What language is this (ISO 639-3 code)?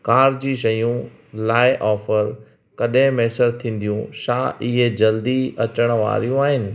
snd